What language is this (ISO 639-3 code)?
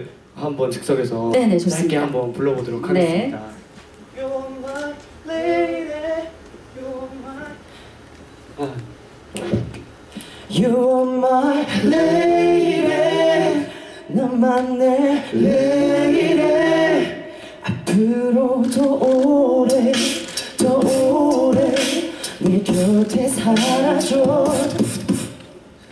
kor